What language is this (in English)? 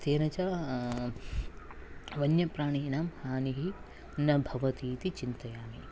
Sanskrit